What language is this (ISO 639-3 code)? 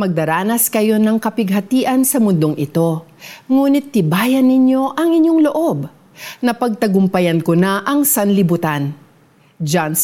fil